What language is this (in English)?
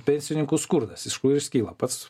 Lithuanian